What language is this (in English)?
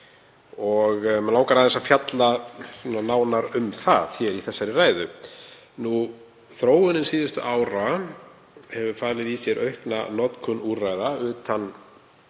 Icelandic